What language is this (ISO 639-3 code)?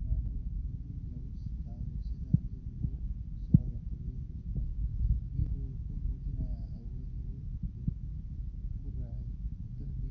som